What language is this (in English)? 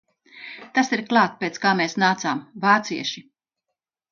Latvian